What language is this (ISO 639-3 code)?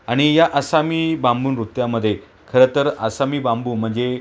mar